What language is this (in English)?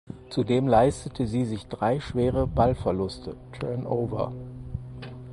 German